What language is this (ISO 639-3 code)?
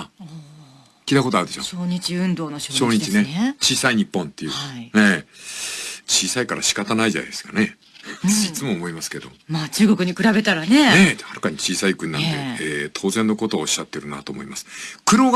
jpn